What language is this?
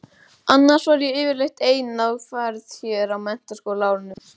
Icelandic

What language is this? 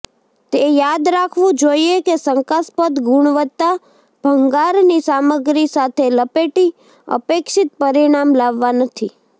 Gujarati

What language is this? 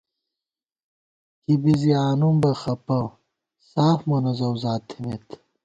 Gawar-Bati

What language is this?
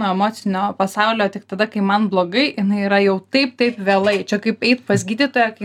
Lithuanian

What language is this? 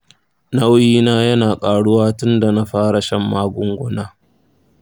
Hausa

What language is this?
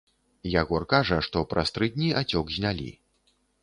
Belarusian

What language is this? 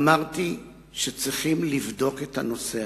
Hebrew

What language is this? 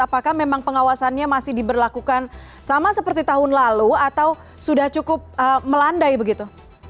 Indonesian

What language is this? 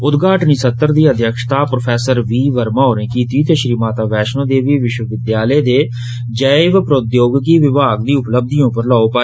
Dogri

